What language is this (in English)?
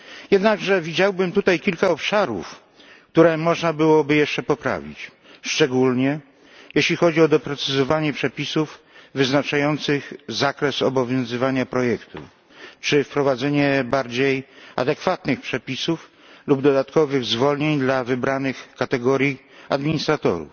Polish